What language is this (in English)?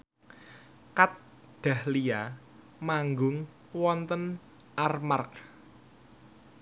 Javanese